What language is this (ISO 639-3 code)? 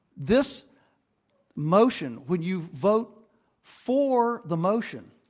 eng